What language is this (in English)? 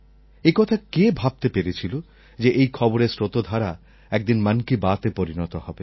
Bangla